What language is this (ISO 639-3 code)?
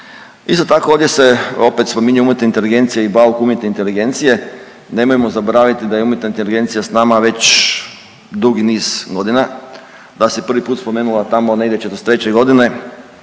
hrv